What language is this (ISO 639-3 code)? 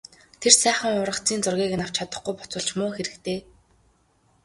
mon